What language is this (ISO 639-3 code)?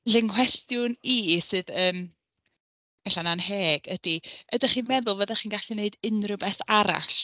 cym